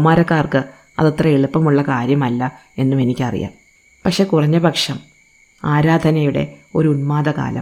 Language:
Malayalam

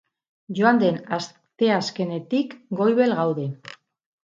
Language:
Basque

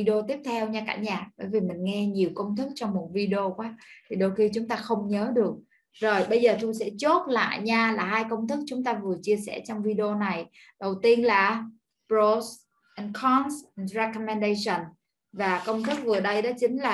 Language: Vietnamese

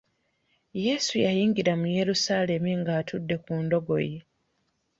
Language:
Ganda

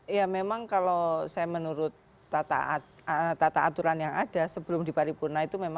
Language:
Indonesian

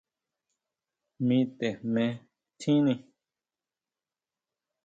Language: Huautla Mazatec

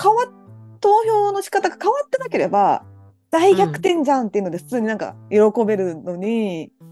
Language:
Japanese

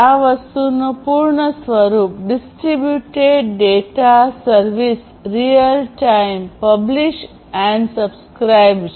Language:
Gujarati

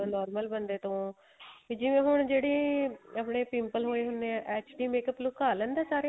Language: Punjabi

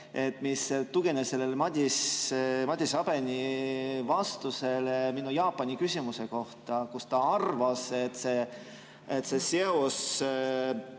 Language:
Estonian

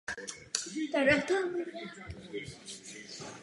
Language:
Czech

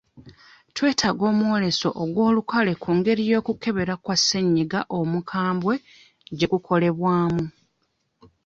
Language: Ganda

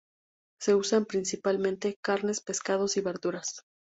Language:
Spanish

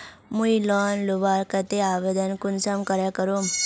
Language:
Magahi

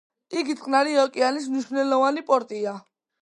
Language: Georgian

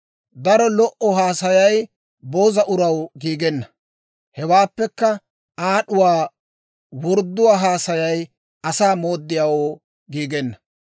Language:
Dawro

